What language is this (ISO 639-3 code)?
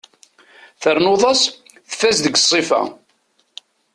kab